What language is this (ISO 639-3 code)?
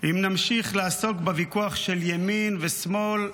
heb